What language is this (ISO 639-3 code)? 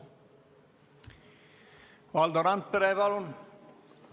est